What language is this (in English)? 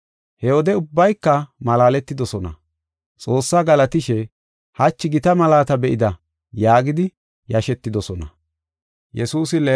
Gofa